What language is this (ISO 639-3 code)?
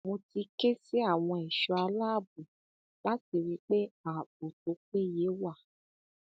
yor